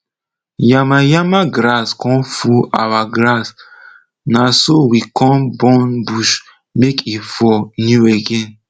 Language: Nigerian Pidgin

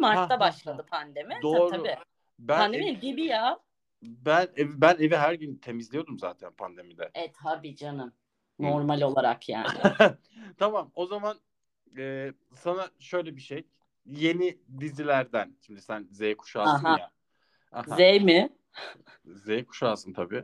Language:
Turkish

